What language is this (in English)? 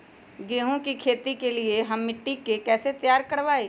Magahi